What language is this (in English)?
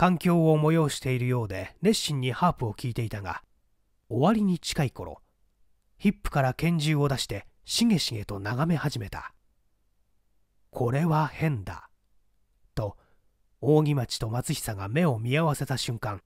Japanese